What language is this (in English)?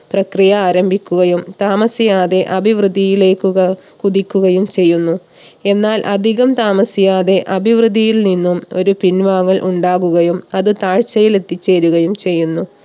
Malayalam